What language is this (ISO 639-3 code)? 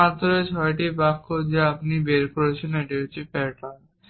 ben